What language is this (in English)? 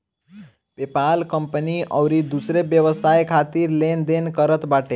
Bhojpuri